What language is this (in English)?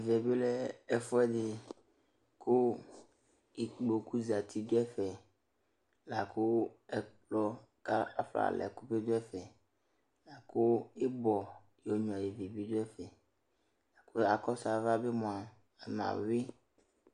Ikposo